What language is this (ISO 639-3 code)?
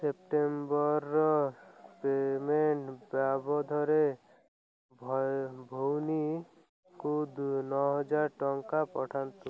ori